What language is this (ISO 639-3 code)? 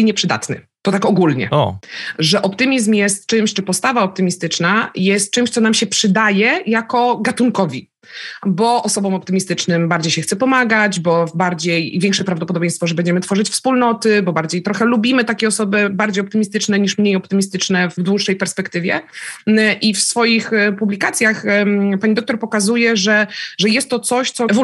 pol